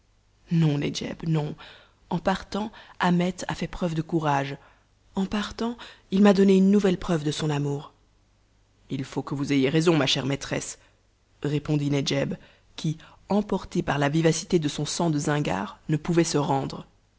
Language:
French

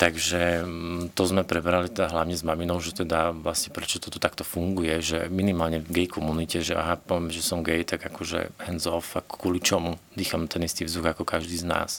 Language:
Slovak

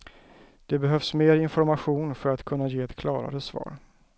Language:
Swedish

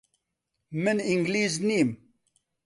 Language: Central Kurdish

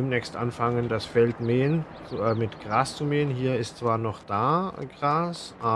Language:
German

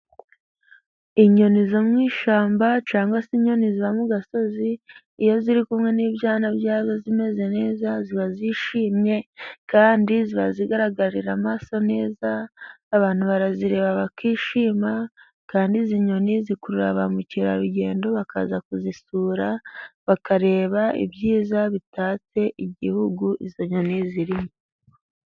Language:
Kinyarwanda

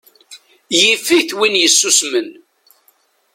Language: Kabyle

